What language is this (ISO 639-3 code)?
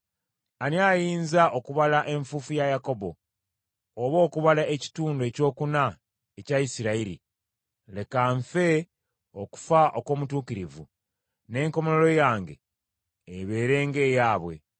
lug